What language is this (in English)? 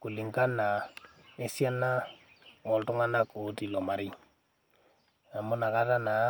Masai